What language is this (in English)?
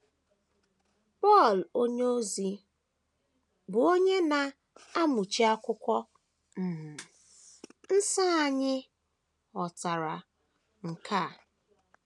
Igbo